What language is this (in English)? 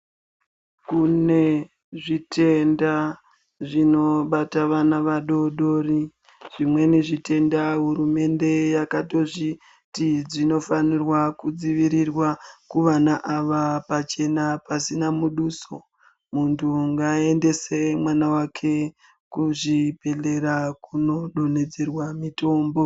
Ndau